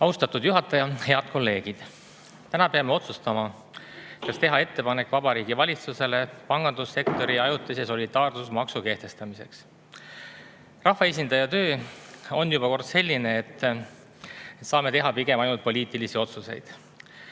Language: Estonian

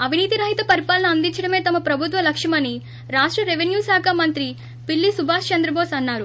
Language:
Telugu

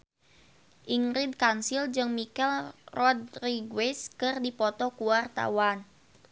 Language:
Sundanese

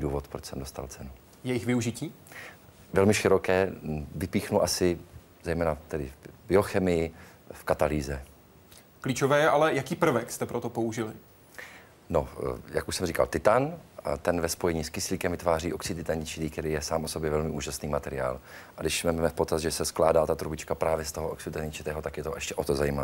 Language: Czech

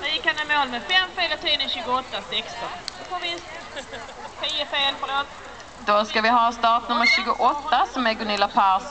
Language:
Swedish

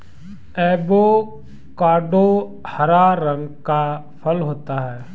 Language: Hindi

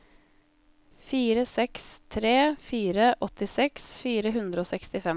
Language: Norwegian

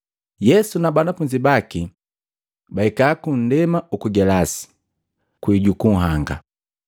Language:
Matengo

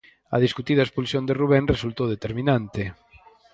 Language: Galician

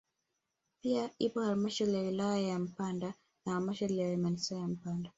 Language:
Swahili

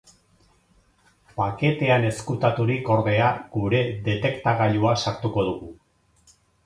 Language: Basque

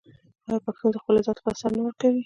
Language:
Pashto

